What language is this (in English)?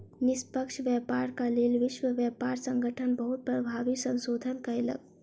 Maithili